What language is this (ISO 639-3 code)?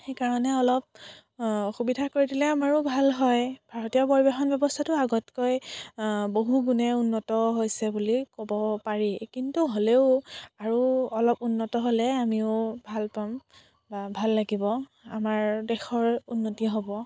asm